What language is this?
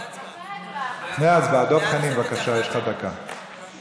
Hebrew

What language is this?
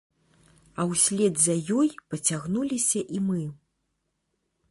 Belarusian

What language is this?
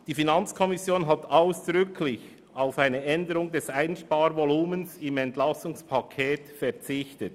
Swiss German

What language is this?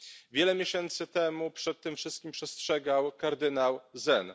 Polish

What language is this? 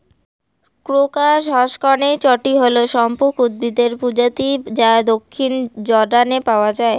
Bangla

